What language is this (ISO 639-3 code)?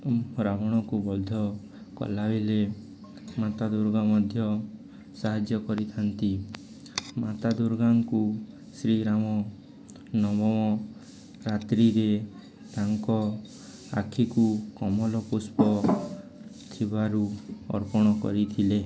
ori